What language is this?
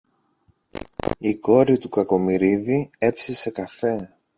Greek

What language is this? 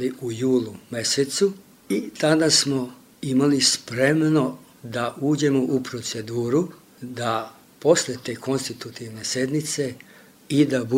Croatian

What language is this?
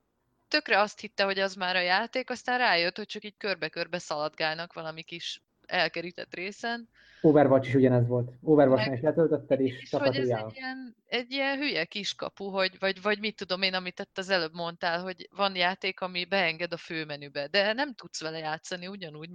Hungarian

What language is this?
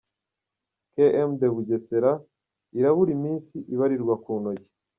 Kinyarwanda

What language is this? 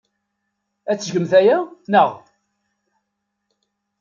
Kabyle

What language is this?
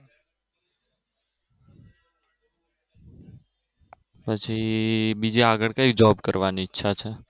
Gujarati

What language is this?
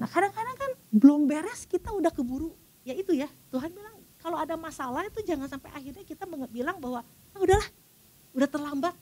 Indonesian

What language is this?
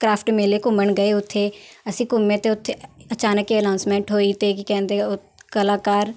Punjabi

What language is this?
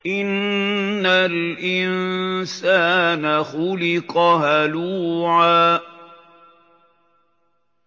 Arabic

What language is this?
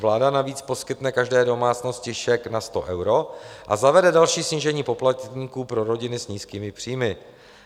Czech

